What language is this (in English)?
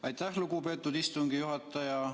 Estonian